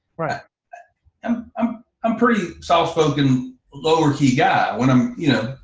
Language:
English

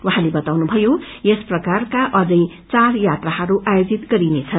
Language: Nepali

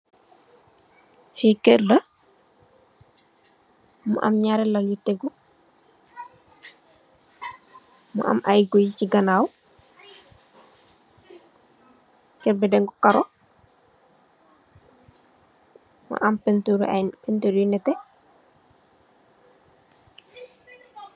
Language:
Wolof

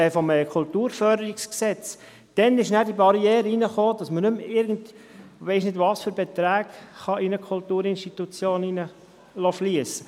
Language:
Swiss German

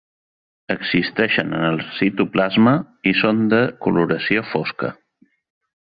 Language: Catalan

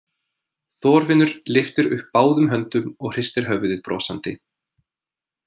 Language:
Icelandic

